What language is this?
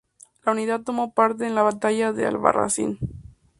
Spanish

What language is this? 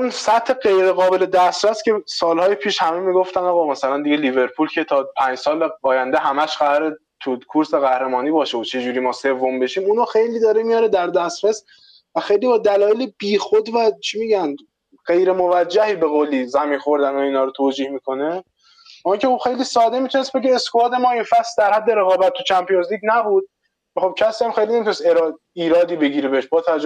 Persian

